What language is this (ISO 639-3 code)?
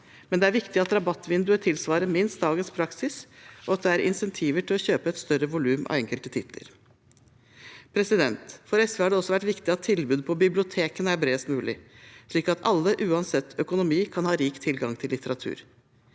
nor